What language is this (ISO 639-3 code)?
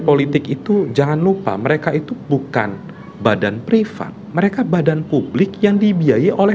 ind